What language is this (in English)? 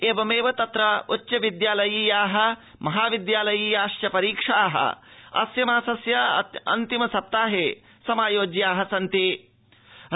Sanskrit